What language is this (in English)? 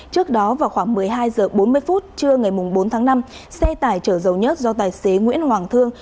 Vietnamese